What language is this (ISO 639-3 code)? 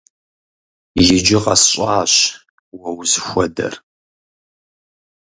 kbd